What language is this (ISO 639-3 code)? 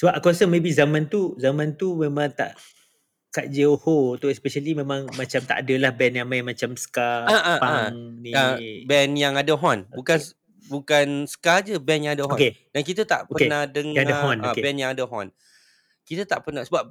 msa